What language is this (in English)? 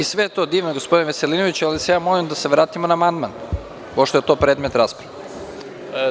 Serbian